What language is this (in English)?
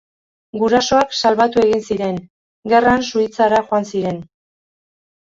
Basque